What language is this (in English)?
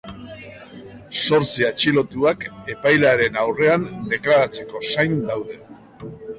Basque